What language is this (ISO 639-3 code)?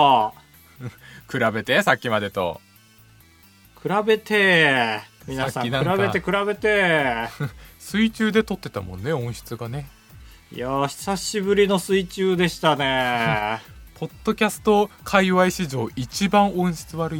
jpn